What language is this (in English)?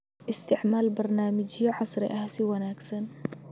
Somali